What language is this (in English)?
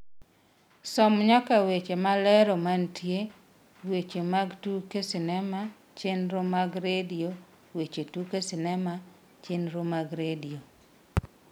Luo (Kenya and Tanzania)